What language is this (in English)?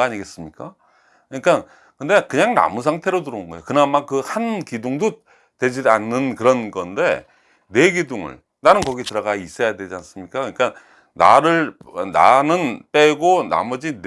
Korean